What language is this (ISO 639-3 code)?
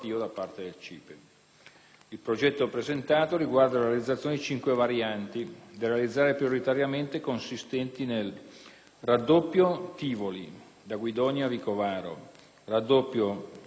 ita